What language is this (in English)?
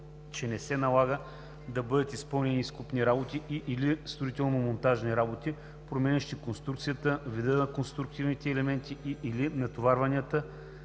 Bulgarian